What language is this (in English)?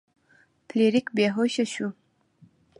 Pashto